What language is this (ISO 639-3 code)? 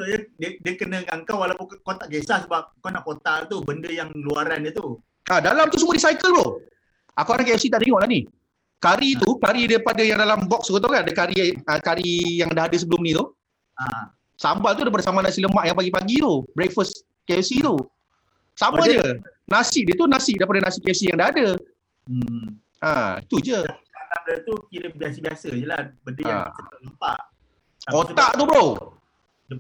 msa